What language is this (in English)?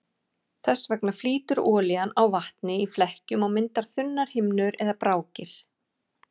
Icelandic